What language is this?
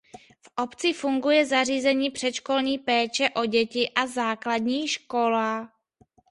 Czech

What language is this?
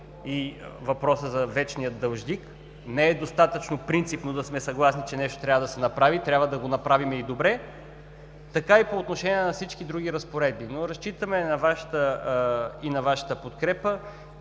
Bulgarian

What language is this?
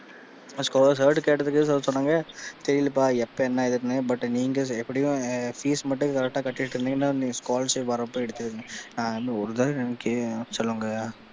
Tamil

